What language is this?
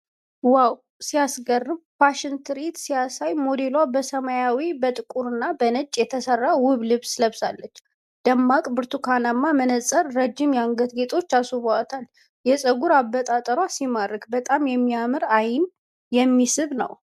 Amharic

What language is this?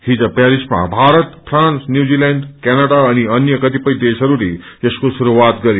Nepali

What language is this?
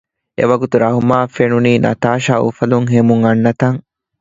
Divehi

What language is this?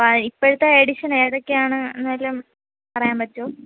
Malayalam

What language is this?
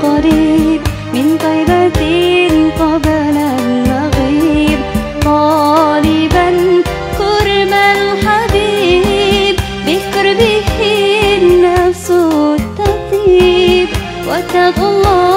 Arabic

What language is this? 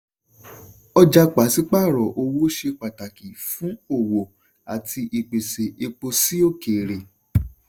Yoruba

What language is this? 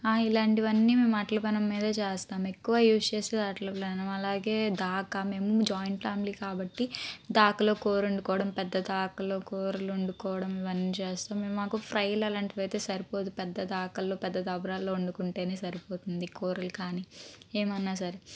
Telugu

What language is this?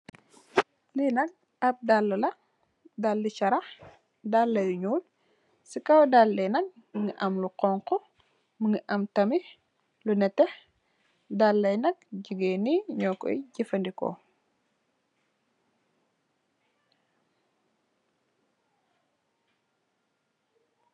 Wolof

